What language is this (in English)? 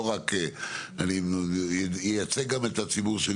Hebrew